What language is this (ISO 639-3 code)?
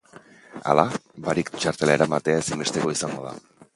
eus